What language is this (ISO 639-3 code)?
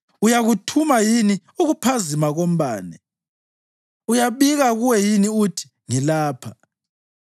nde